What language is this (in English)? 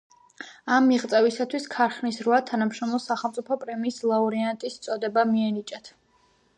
Georgian